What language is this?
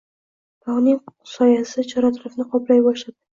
Uzbek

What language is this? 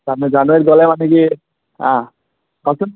Assamese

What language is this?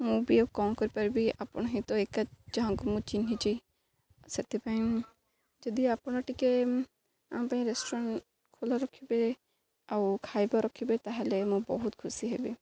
Odia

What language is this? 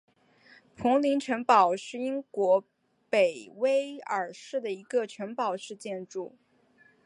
Chinese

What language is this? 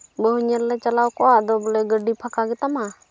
Santali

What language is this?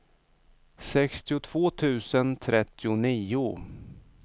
Swedish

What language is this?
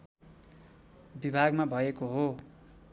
Nepali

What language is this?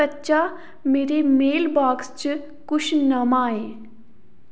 Dogri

